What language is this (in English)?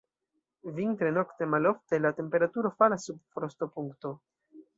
Esperanto